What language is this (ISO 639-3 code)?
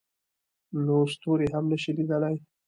pus